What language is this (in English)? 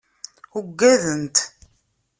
Kabyle